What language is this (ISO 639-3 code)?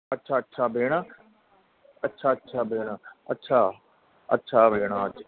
snd